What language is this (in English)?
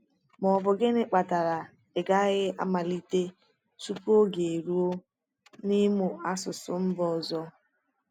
Igbo